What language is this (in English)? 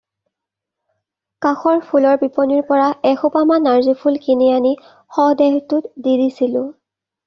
Assamese